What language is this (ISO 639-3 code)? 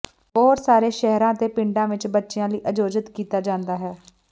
pan